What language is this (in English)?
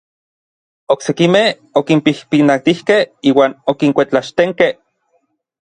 Orizaba Nahuatl